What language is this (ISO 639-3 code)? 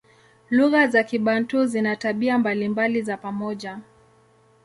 swa